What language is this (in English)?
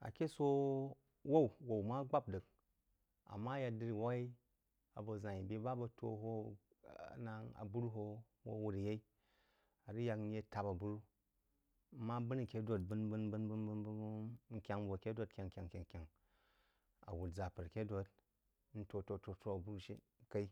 Jiba